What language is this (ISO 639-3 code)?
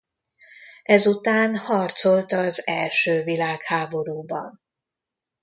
hun